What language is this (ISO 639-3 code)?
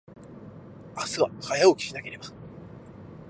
jpn